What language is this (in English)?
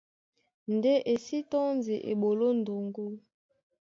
Duala